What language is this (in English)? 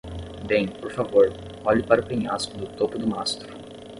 Portuguese